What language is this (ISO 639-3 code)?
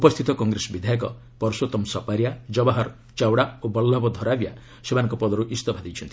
ori